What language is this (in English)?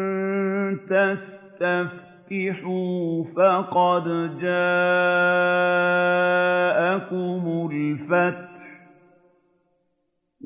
Arabic